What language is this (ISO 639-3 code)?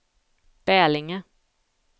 swe